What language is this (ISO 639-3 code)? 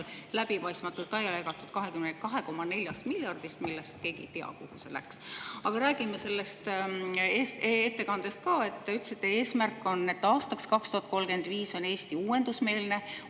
est